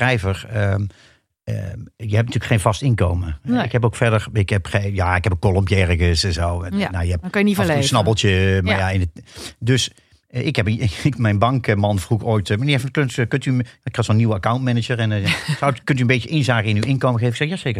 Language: Dutch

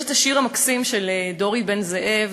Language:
Hebrew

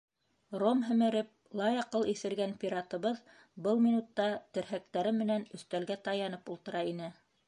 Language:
Bashkir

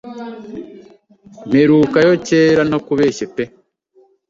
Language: Kinyarwanda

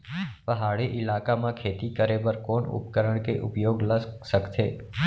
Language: Chhattisgarhi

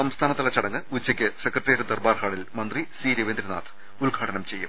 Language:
Malayalam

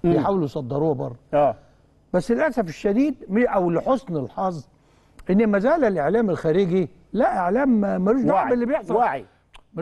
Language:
Arabic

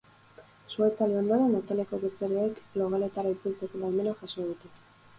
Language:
Basque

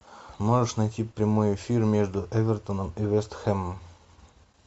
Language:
Russian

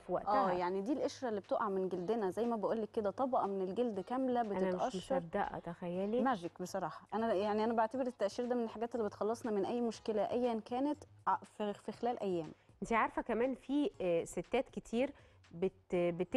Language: Arabic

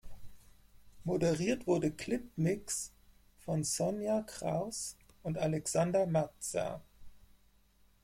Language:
German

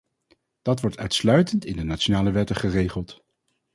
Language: Dutch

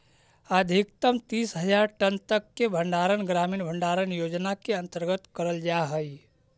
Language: Magahi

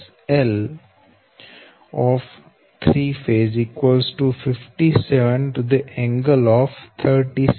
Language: Gujarati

